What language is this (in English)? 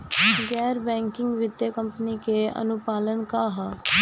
Bhojpuri